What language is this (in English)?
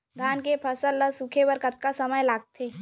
Chhattisgarhi